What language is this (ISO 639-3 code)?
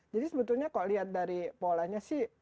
ind